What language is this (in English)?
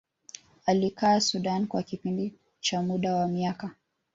Swahili